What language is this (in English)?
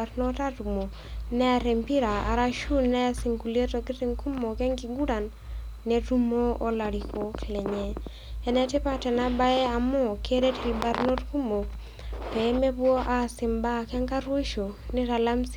Masai